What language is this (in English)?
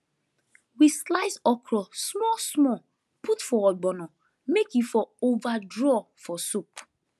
Nigerian Pidgin